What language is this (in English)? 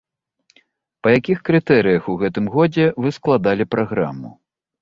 Belarusian